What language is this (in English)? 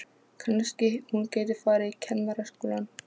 Icelandic